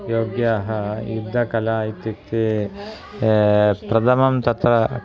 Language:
Sanskrit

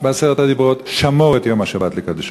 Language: Hebrew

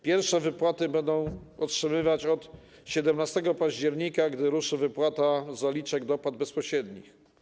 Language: Polish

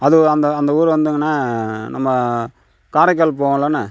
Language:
Tamil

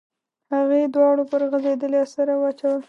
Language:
Pashto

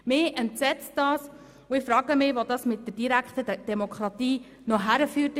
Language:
Swiss German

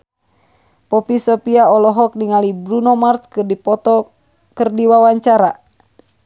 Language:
Sundanese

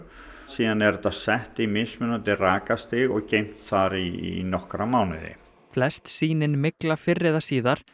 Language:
Icelandic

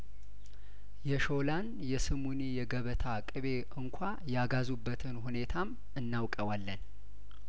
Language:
Amharic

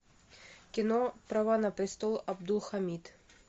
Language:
Russian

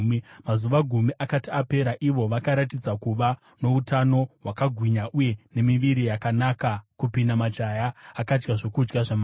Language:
Shona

